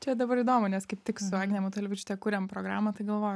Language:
Lithuanian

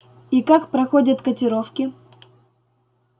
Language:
Russian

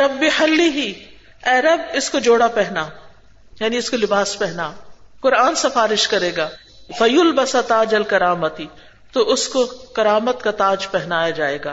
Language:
Urdu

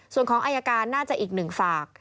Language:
Thai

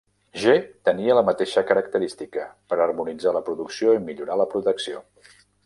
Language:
Catalan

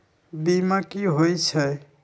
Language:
Magahi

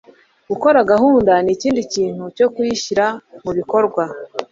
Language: Kinyarwanda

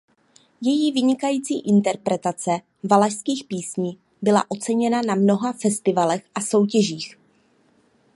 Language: Czech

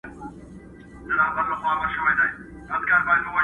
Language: Pashto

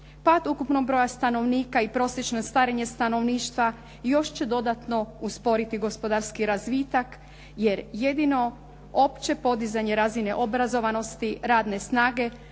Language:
Croatian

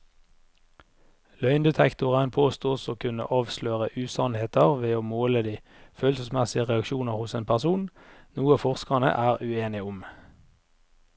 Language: Norwegian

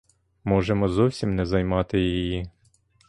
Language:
Ukrainian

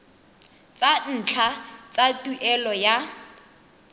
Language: Tswana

